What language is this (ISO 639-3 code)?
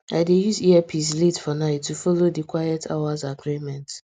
pcm